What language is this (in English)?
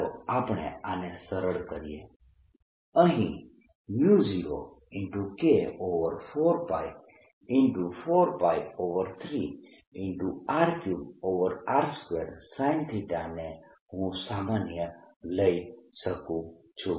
Gujarati